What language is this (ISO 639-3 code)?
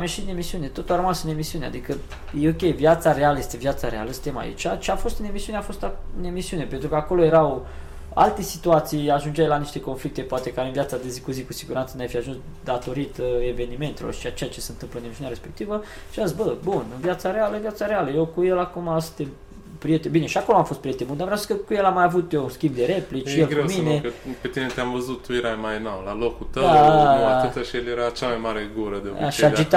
ron